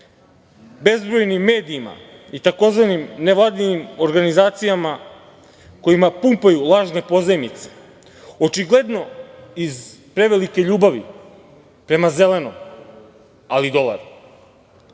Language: Serbian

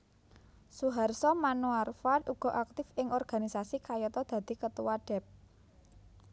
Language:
Javanese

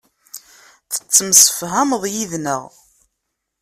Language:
Kabyle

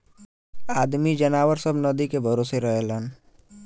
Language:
Bhojpuri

